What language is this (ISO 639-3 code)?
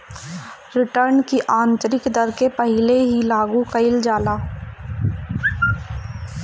bho